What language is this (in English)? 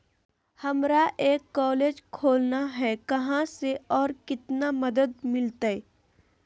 Magahi